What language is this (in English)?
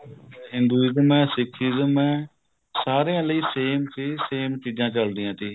Punjabi